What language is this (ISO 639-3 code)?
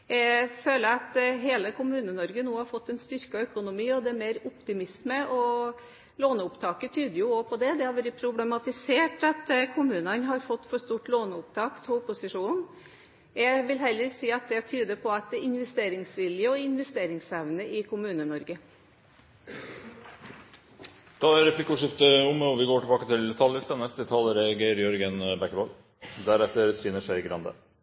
nor